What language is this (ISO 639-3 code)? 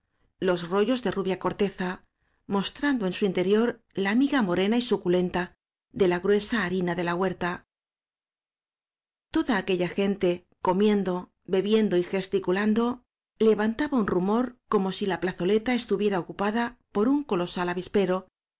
spa